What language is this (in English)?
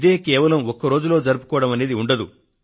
Telugu